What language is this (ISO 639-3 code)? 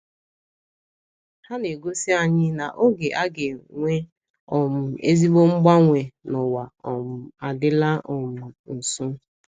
ibo